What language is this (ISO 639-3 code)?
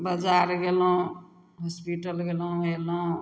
mai